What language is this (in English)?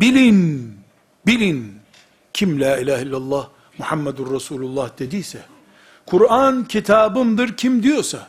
Turkish